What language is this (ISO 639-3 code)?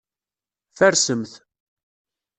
kab